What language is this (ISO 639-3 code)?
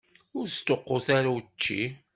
kab